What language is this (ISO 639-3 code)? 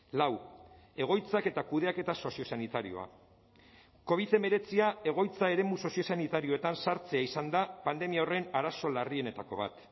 eus